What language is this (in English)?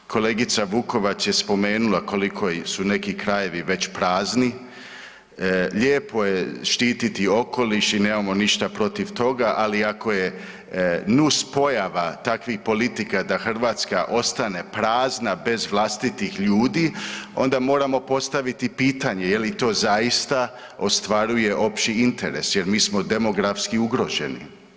Croatian